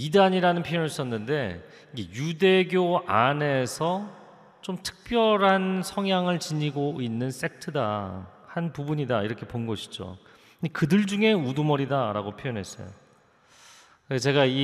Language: Korean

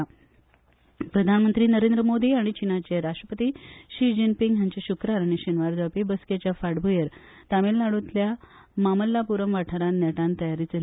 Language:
Konkani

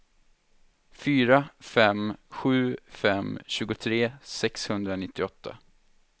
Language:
Swedish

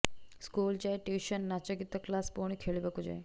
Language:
Odia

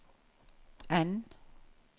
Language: Norwegian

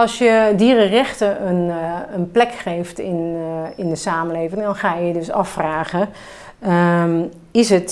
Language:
Dutch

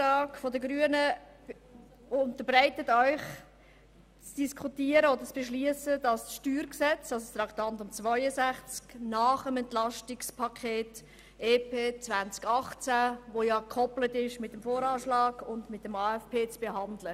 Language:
Swiss German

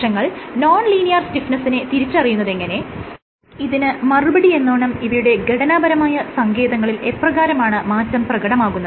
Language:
Malayalam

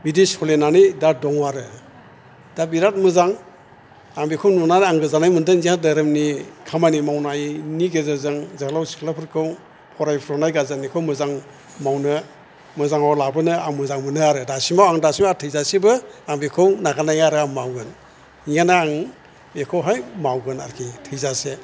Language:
Bodo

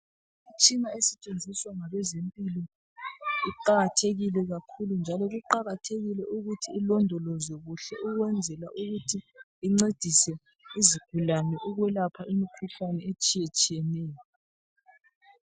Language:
North Ndebele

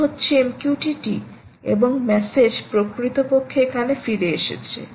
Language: Bangla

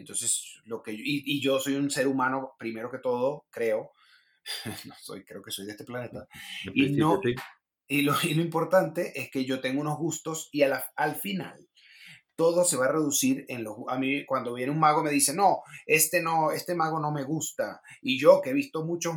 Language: Spanish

